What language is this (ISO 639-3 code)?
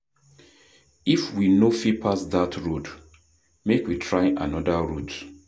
pcm